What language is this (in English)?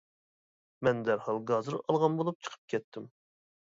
Uyghur